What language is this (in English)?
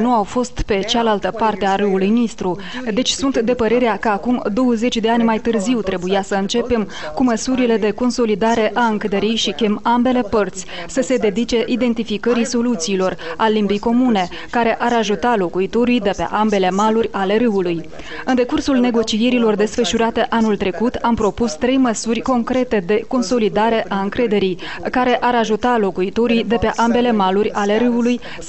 Romanian